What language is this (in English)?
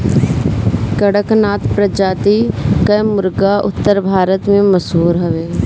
Bhojpuri